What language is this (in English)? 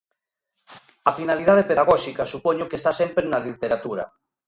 Galician